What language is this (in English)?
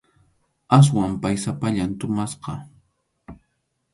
Arequipa-La Unión Quechua